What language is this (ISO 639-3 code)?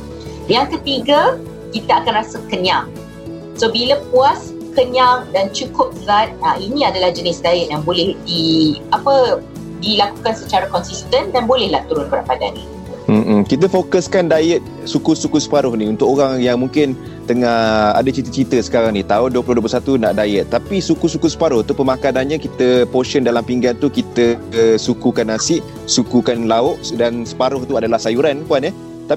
msa